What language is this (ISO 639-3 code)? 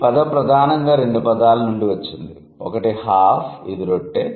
tel